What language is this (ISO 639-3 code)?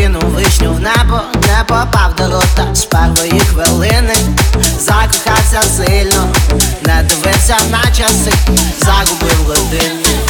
ukr